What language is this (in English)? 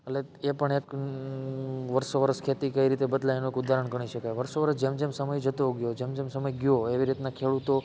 Gujarati